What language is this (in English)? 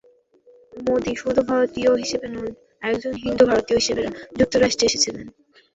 Bangla